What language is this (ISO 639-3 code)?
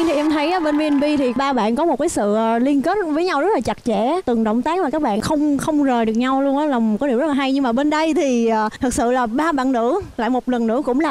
vie